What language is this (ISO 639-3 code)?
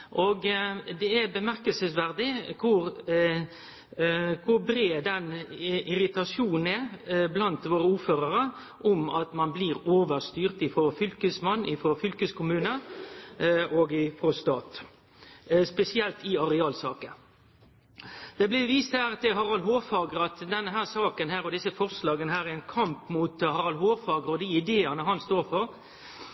nno